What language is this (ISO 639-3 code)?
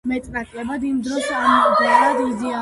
kat